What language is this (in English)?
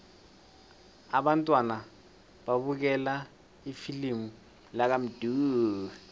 South Ndebele